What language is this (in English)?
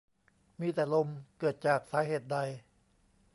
Thai